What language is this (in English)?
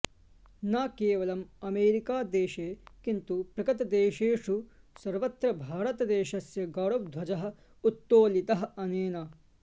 Sanskrit